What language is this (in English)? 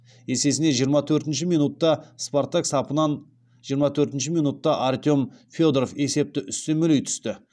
Kazakh